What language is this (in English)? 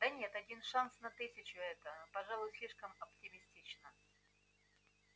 Russian